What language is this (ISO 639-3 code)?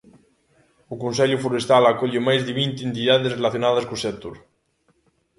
glg